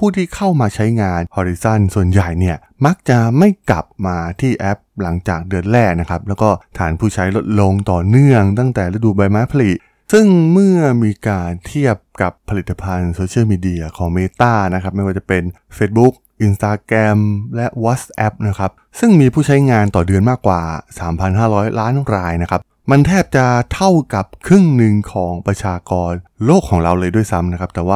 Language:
Thai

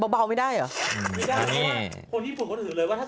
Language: Thai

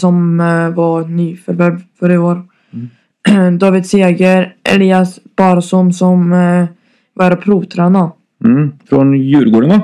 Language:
Swedish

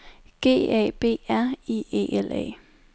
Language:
Danish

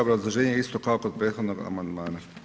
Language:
Croatian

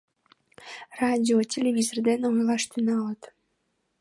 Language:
Mari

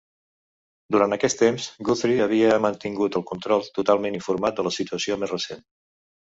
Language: Catalan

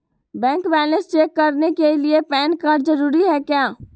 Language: Magahi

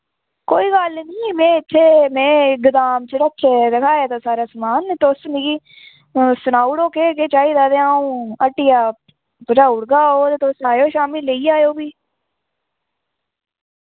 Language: Dogri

